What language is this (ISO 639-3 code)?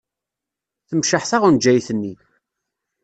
kab